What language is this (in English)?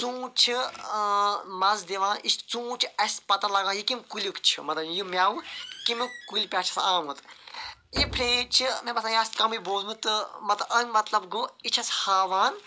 Kashmiri